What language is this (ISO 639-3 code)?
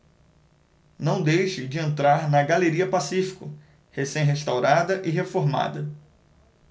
por